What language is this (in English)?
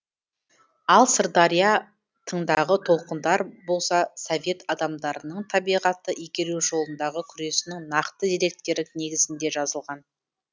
Kazakh